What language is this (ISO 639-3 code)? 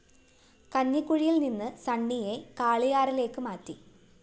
mal